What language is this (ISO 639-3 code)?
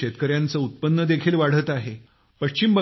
mar